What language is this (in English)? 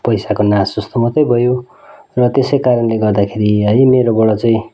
Nepali